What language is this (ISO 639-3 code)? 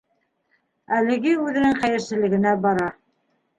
bak